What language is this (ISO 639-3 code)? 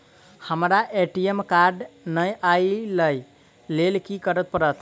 mai